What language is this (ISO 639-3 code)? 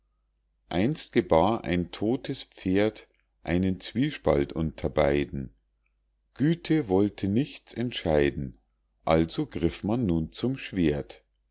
deu